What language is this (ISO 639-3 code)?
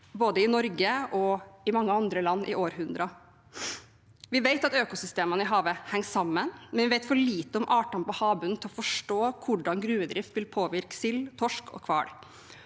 nor